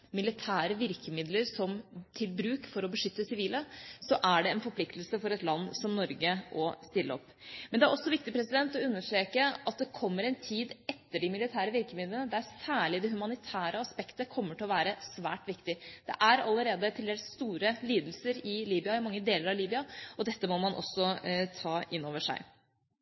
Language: Norwegian Bokmål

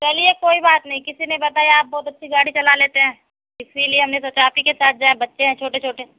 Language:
Urdu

